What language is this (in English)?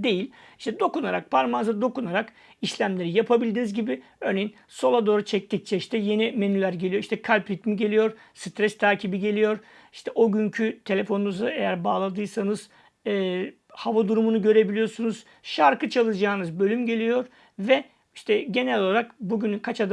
Turkish